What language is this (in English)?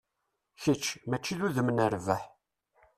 Kabyle